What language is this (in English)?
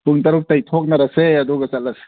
Manipuri